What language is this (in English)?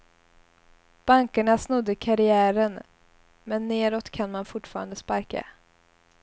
Swedish